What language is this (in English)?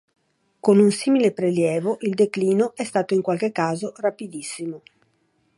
Italian